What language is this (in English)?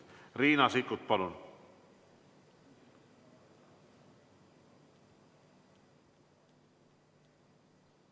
Estonian